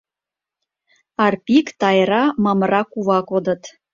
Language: Mari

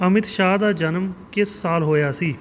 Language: Punjabi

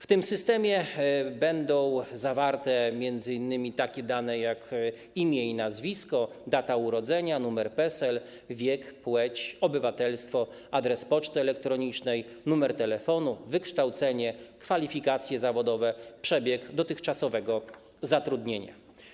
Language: Polish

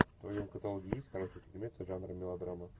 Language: Russian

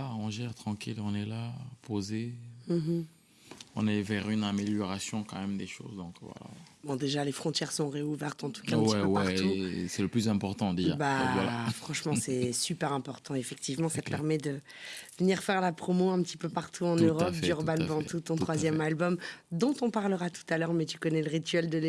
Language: French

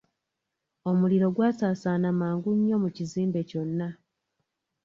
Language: Ganda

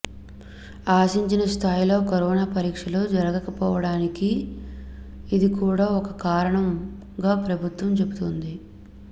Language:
Telugu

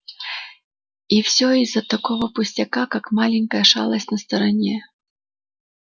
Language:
Russian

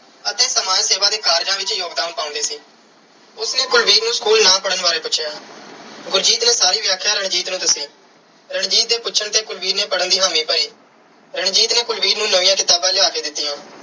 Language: Punjabi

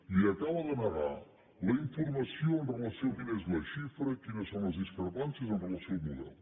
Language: Catalan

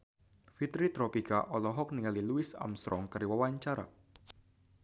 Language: Sundanese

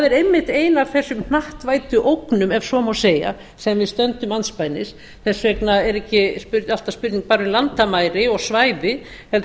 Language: Icelandic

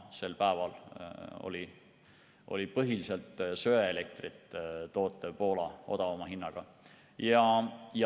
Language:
Estonian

